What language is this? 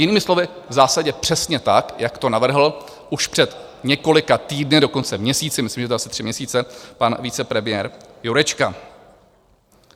Czech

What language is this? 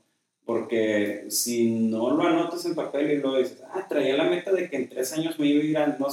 Spanish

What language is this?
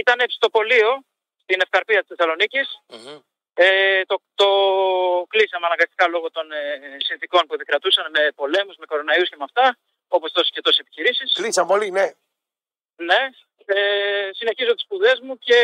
Greek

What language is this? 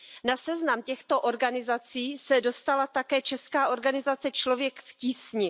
Czech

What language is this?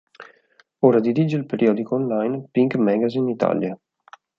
Italian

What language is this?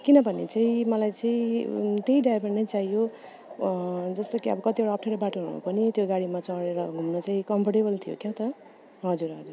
Nepali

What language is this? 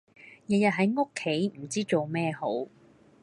Cantonese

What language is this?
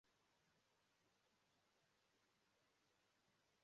Igbo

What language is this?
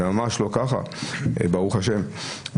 Hebrew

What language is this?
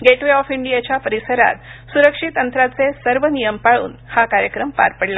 Marathi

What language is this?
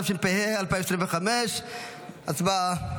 Hebrew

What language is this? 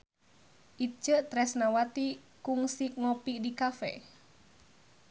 Sundanese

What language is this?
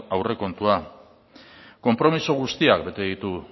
Basque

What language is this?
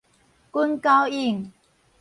Min Nan Chinese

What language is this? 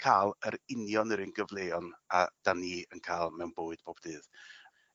Welsh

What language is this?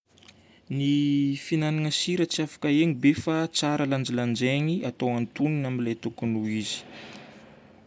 Northern Betsimisaraka Malagasy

